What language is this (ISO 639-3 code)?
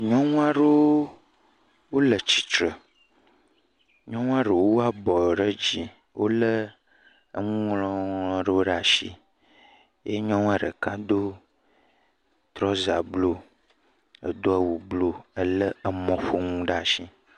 ewe